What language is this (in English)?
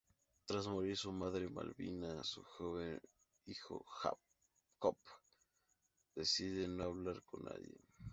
Spanish